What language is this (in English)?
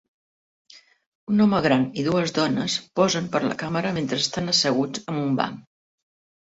Catalan